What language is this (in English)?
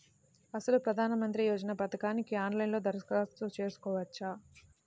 Telugu